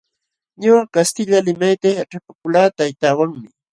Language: Jauja Wanca Quechua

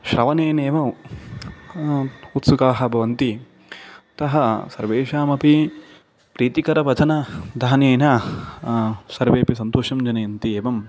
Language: Sanskrit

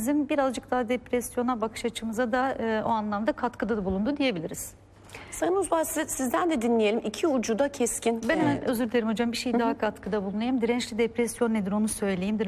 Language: Turkish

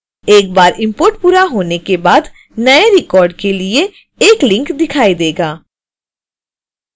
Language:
Hindi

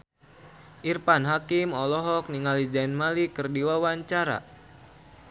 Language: Sundanese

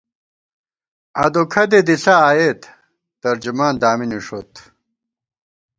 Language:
Gawar-Bati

